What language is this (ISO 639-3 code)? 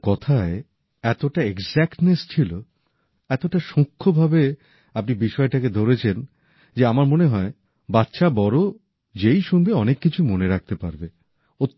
ben